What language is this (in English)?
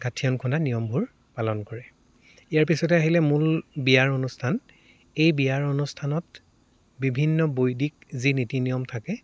Assamese